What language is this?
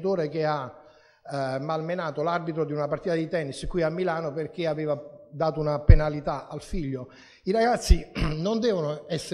Italian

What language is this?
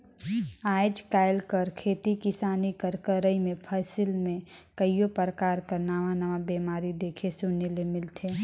Chhattisgarhi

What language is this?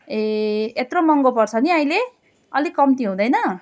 Nepali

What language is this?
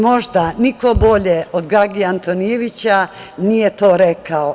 Serbian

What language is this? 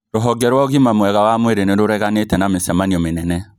Kikuyu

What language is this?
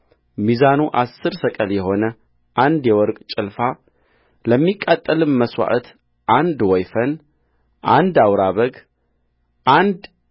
Amharic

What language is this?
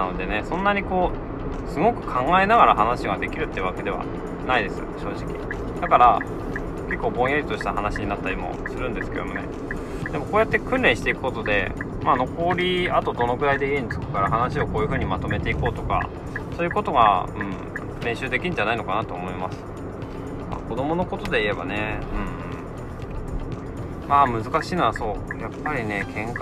Japanese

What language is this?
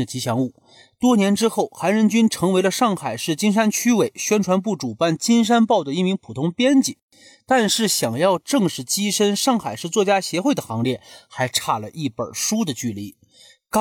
Chinese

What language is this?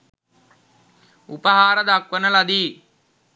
Sinhala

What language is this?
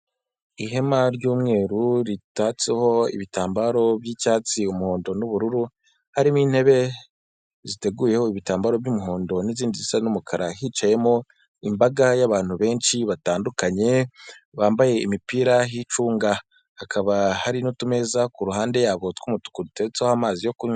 Kinyarwanda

